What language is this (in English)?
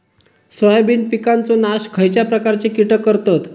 Marathi